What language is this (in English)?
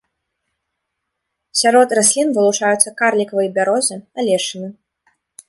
Belarusian